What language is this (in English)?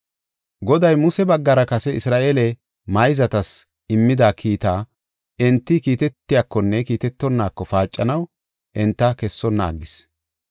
Gofa